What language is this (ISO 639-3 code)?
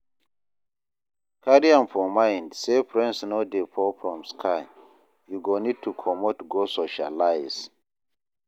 pcm